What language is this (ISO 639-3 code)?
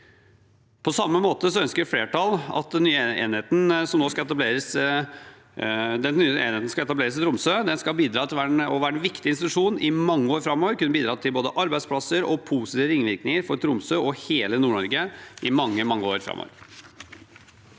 nor